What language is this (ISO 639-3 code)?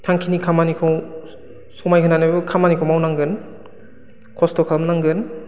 brx